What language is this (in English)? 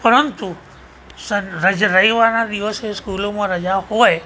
Gujarati